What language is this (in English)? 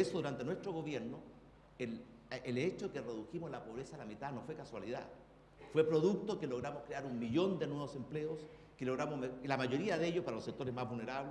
Spanish